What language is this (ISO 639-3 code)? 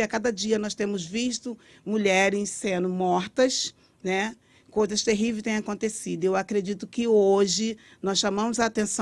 por